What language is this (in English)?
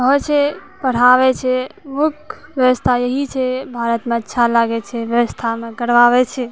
Maithili